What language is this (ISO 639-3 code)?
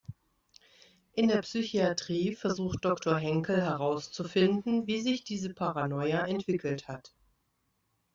deu